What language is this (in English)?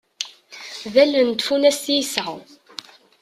Kabyle